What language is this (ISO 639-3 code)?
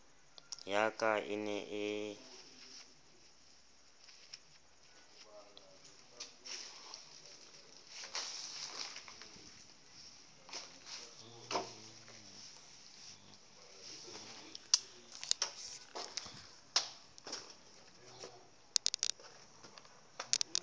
sot